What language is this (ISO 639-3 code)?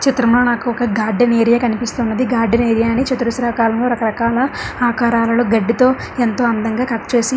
tel